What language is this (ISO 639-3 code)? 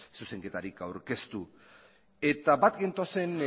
eus